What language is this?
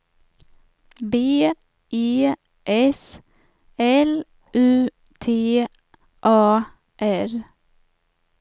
Swedish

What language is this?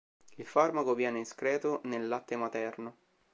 Italian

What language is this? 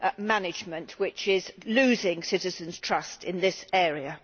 English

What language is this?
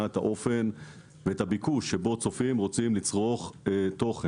Hebrew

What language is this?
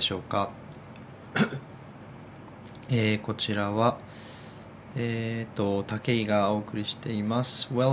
Japanese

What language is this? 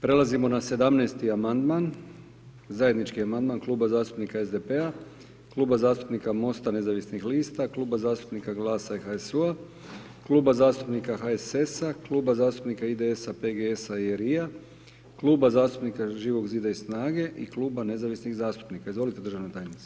Croatian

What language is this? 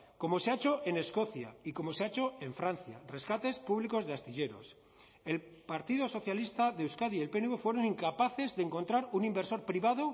Spanish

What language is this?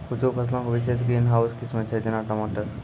Maithili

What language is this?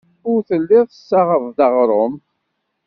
Kabyle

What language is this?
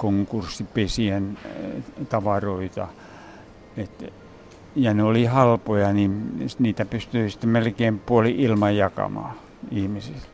Finnish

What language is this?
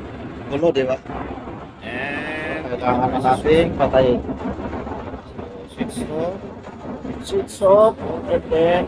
Filipino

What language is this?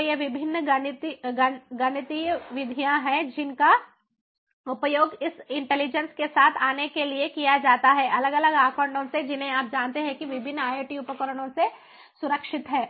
Hindi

